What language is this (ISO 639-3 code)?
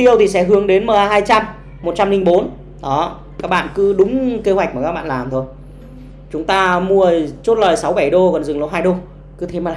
vie